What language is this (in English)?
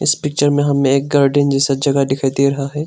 Hindi